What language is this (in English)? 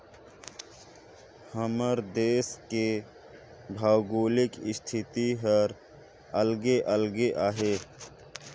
Chhattisgarhi